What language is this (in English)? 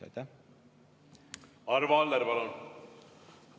Estonian